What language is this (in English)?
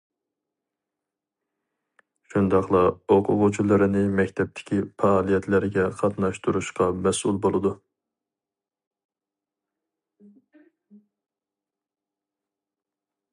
Uyghur